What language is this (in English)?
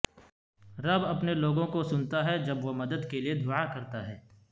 Urdu